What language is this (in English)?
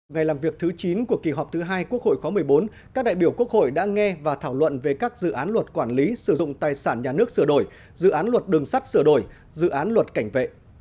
Vietnamese